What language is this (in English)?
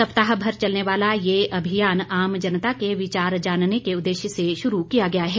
Hindi